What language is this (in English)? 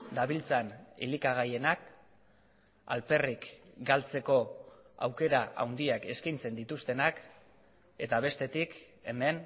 Basque